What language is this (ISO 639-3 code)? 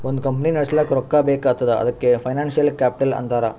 kan